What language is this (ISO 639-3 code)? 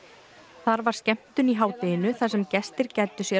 isl